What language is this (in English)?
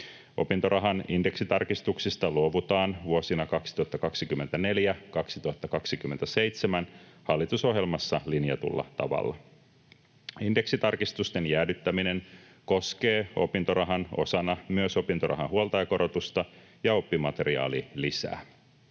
Finnish